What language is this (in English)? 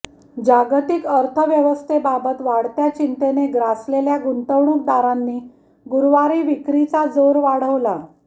Marathi